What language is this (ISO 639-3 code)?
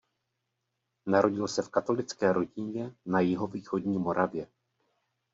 ces